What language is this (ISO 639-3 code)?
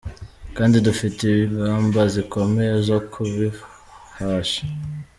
kin